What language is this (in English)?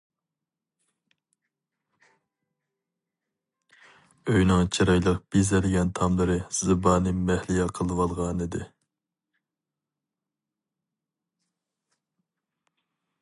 Uyghur